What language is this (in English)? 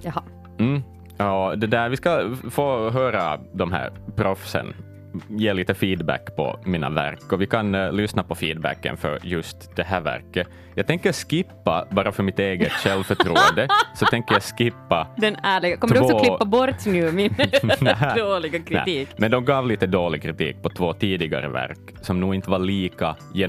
Swedish